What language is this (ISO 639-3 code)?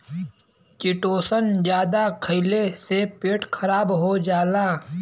bho